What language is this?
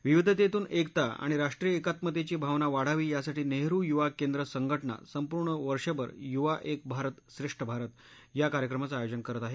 Marathi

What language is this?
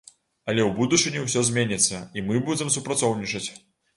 Belarusian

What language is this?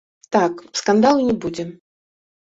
Belarusian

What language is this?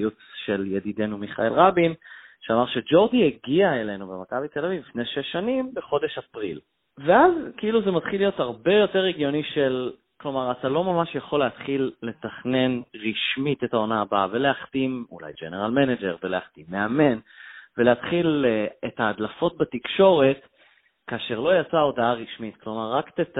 Hebrew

